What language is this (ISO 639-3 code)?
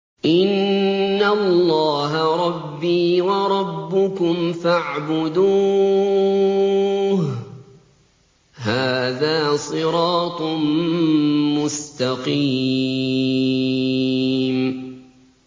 ara